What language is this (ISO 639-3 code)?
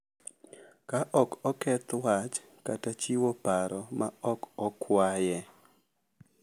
luo